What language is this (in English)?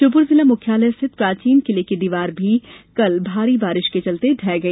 Hindi